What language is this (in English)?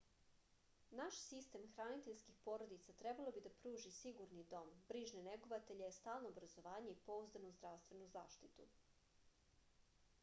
Serbian